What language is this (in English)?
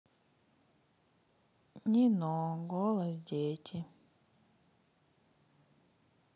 Russian